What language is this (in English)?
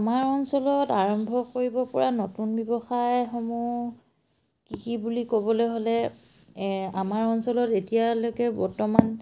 Assamese